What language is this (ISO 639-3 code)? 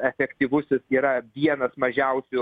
lit